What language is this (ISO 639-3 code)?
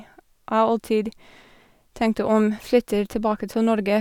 nor